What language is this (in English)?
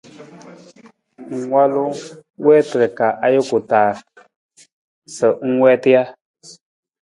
Nawdm